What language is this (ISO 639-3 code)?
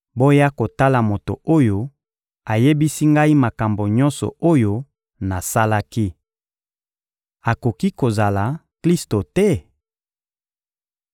lin